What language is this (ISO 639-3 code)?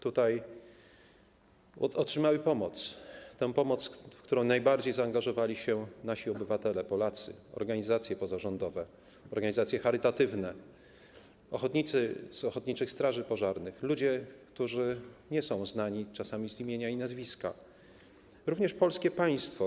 pol